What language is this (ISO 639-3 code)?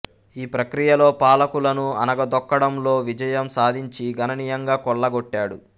tel